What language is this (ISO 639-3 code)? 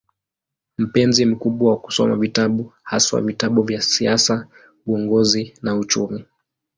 swa